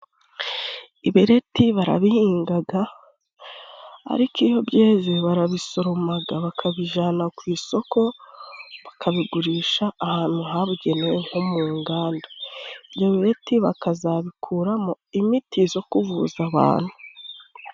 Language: Kinyarwanda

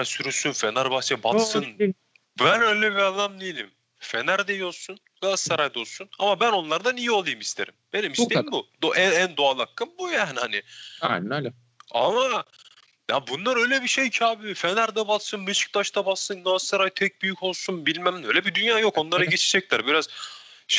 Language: Turkish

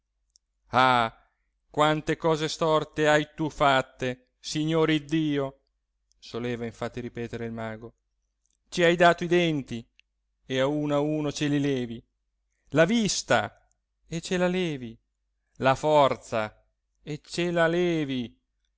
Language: Italian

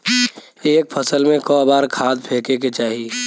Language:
Bhojpuri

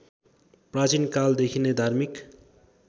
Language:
Nepali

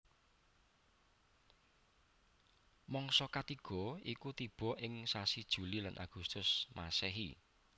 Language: Javanese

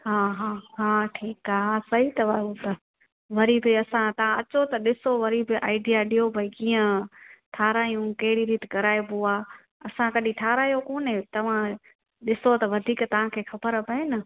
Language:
Sindhi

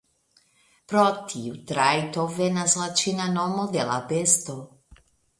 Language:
Esperanto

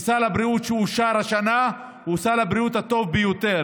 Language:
Hebrew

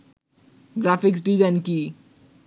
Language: Bangla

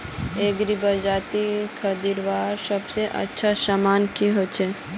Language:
Magahi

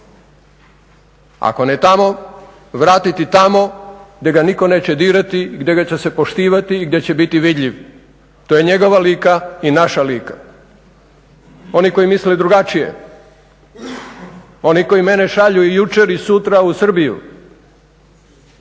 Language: Croatian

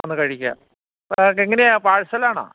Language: Malayalam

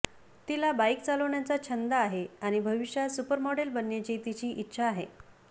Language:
Marathi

